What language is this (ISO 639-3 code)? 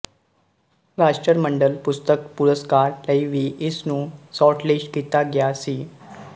pan